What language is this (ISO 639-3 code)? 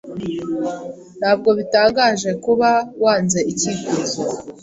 kin